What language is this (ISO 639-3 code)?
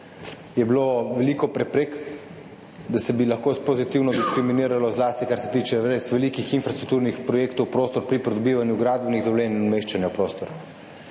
slv